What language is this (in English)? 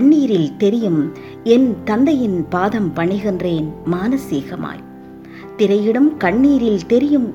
Tamil